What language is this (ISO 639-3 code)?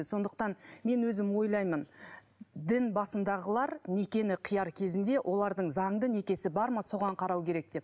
kaz